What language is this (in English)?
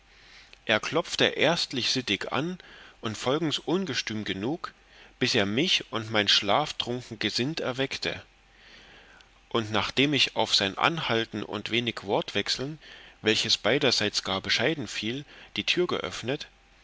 German